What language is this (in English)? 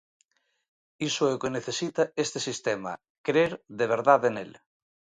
Galician